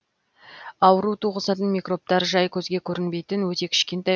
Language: Kazakh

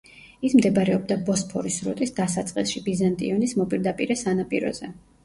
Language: Georgian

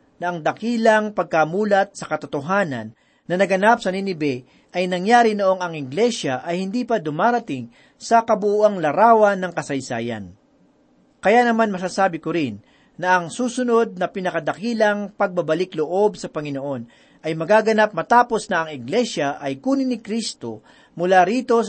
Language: Filipino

